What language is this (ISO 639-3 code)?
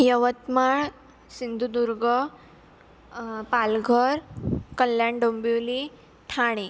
mar